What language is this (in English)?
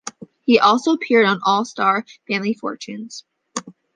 English